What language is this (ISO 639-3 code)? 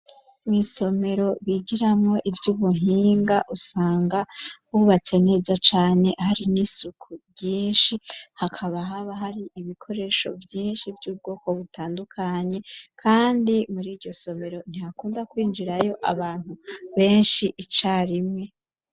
run